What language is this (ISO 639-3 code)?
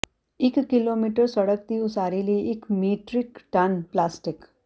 pan